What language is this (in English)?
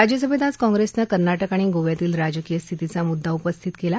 Marathi